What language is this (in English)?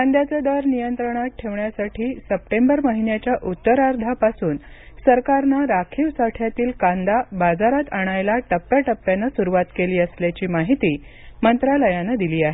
Marathi